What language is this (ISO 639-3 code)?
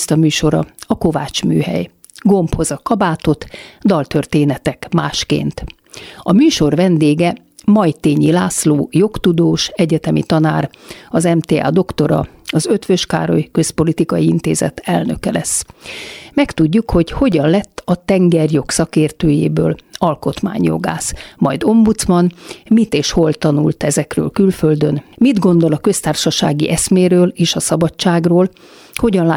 hun